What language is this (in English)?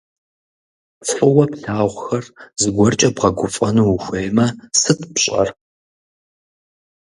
Kabardian